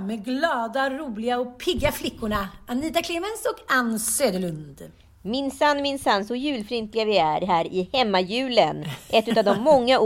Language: Swedish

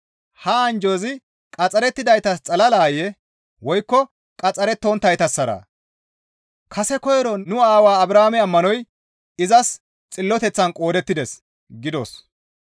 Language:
Gamo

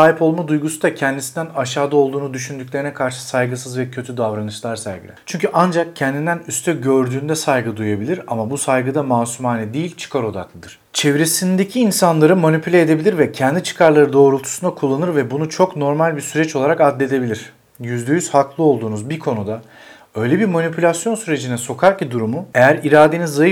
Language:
Turkish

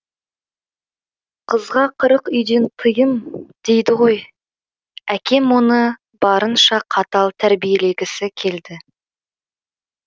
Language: Kazakh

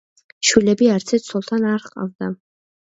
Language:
Georgian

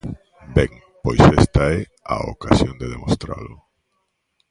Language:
Galician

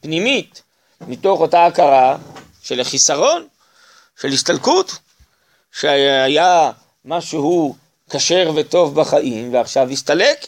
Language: Hebrew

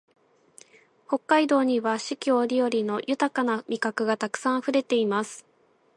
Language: Japanese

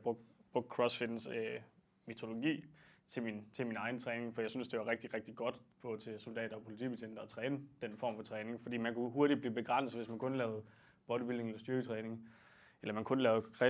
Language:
Danish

